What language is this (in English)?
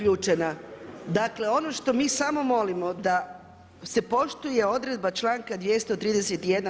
Croatian